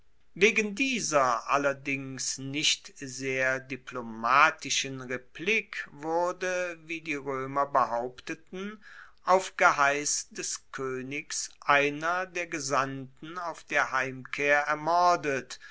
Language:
German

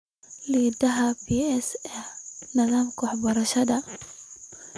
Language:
Somali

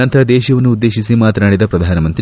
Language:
Kannada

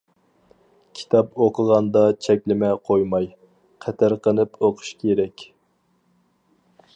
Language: Uyghur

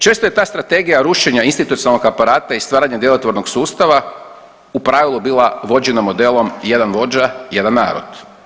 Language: Croatian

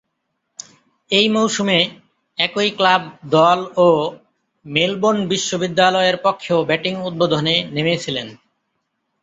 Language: Bangla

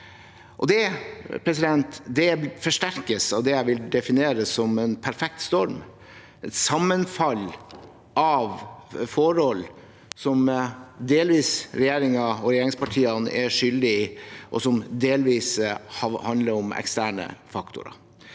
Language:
Norwegian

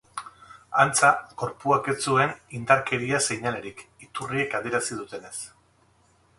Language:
Basque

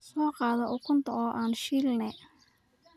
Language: Somali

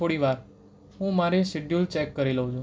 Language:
Gujarati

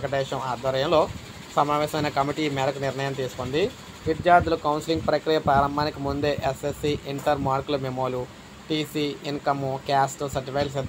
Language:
Telugu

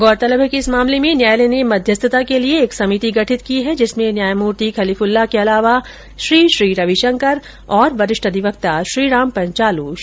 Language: Hindi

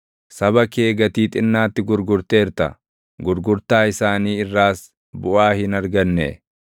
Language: Oromo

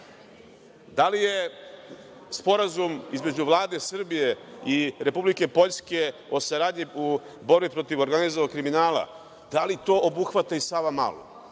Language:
Serbian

